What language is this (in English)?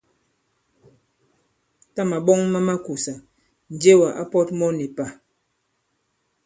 Bankon